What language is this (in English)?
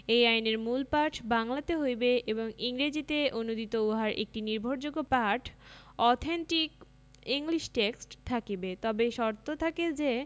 Bangla